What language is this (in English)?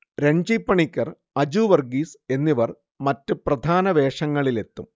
Malayalam